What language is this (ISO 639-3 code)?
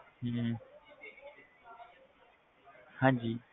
pan